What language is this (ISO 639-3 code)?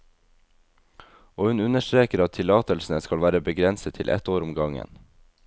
nor